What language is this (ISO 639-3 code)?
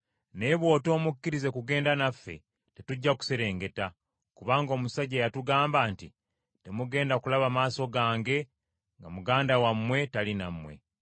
lug